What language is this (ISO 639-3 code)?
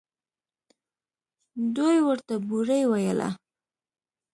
pus